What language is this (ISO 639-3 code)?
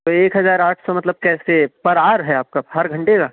urd